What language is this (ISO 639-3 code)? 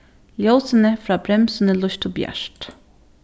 fao